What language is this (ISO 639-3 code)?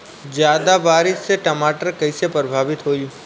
bho